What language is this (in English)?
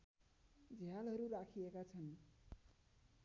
Nepali